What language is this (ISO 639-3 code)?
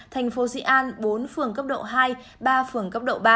vie